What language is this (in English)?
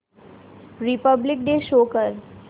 Marathi